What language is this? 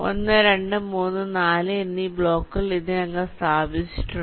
Malayalam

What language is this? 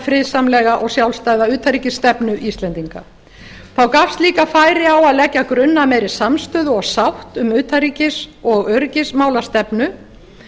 Icelandic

